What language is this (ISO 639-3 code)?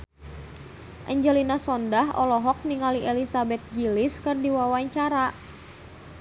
sun